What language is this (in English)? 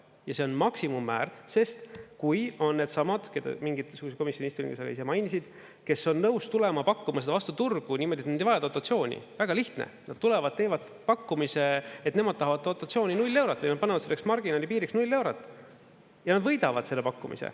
Estonian